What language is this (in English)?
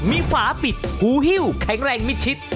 Thai